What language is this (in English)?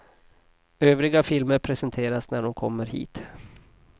Swedish